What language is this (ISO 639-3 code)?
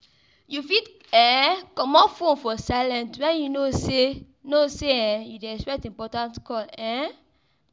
pcm